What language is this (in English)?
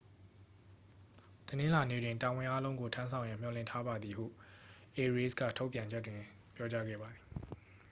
Burmese